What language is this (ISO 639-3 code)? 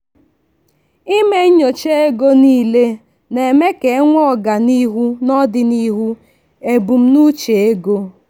ibo